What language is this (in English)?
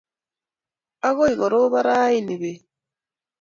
Kalenjin